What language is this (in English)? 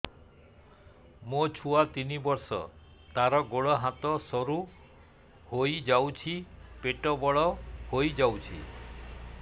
Odia